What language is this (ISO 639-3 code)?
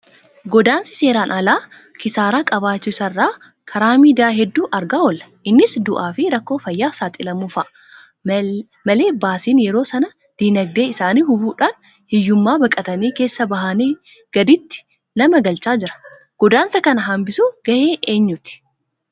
orm